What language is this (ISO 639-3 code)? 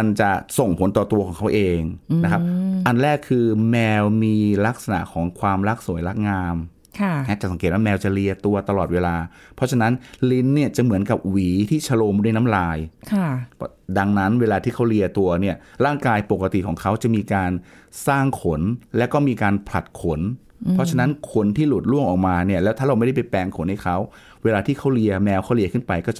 tha